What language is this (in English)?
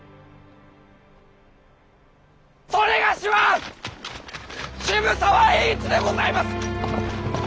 Japanese